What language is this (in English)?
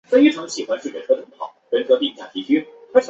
Chinese